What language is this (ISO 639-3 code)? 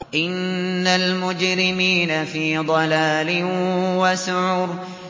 ara